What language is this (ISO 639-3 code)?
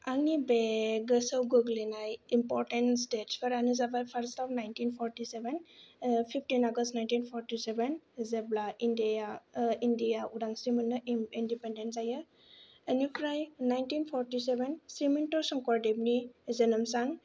brx